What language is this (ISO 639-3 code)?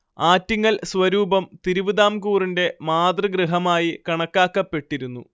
mal